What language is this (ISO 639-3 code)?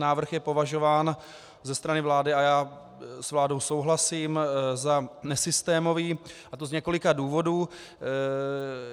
ces